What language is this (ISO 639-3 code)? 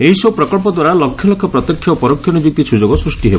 ori